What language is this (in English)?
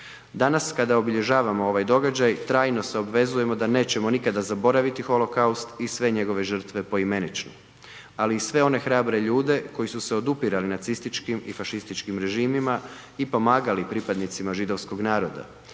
Croatian